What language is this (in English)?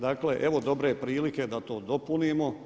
Croatian